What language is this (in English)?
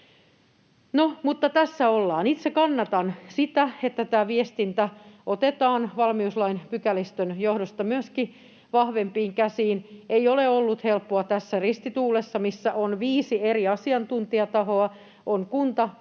Finnish